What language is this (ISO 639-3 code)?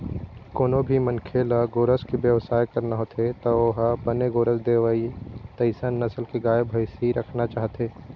hne